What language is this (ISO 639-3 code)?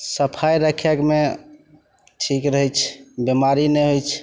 mai